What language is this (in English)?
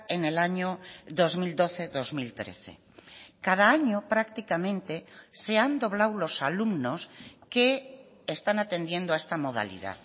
Spanish